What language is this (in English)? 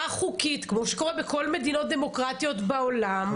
Hebrew